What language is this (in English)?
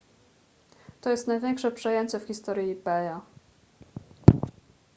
Polish